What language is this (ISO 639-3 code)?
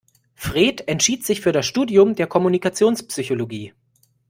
deu